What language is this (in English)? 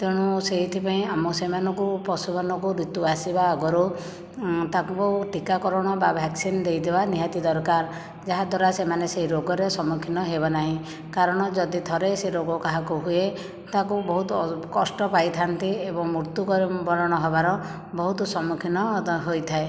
Odia